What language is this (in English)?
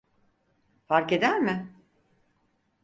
Turkish